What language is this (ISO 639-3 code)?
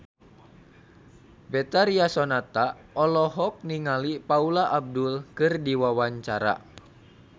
sun